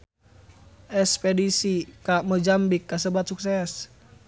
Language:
Sundanese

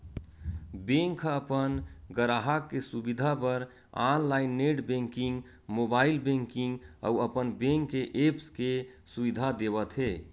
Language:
Chhattisgarhi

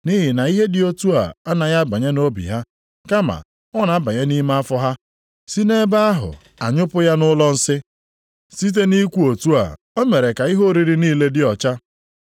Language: Igbo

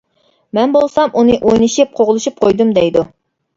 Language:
Uyghur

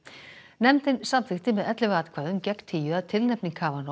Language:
Icelandic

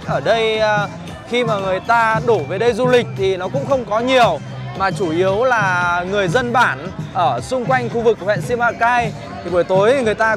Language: Vietnamese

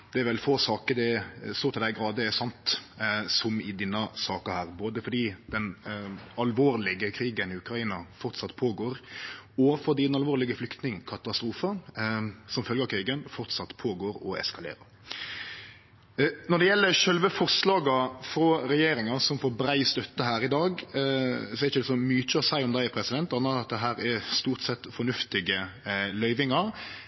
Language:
Norwegian Nynorsk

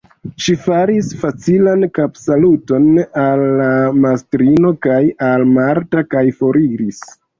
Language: Esperanto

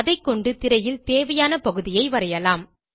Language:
Tamil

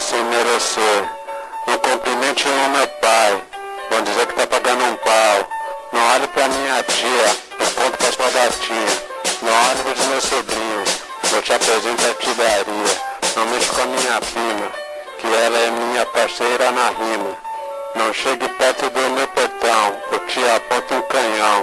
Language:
Portuguese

